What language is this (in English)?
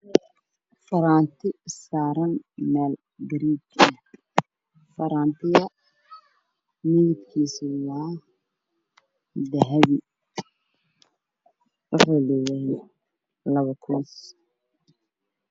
Somali